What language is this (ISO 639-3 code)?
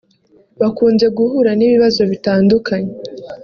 kin